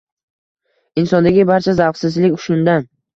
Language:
Uzbek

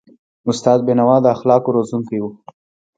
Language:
Pashto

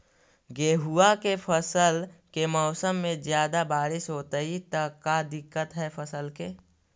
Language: Magahi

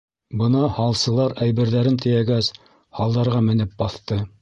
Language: Bashkir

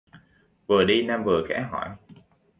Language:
Vietnamese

